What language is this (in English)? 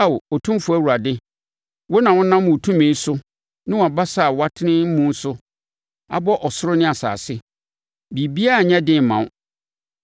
Akan